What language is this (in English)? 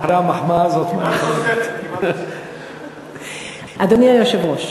Hebrew